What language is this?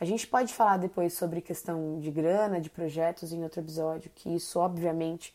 Portuguese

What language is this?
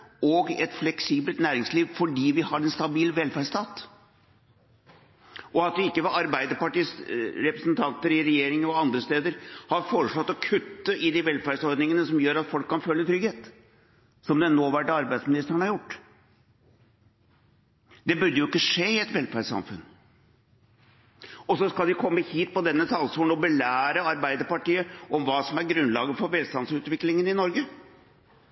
Norwegian Bokmål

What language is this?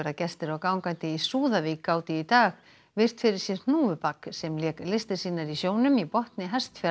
Icelandic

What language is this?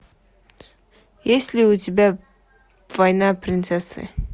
Russian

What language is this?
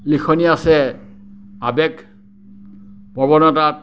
Assamese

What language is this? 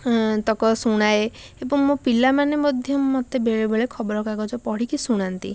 Odia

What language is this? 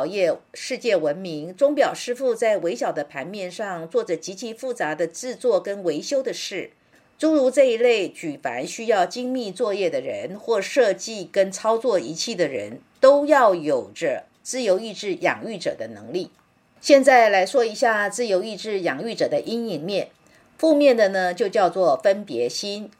Chinese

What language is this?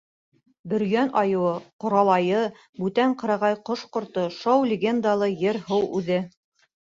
Bashkir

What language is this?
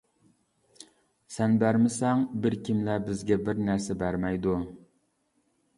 Uyghur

